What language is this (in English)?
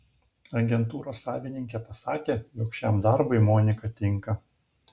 Lithuanian